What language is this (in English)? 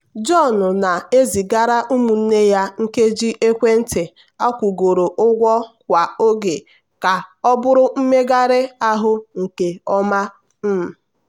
Igbo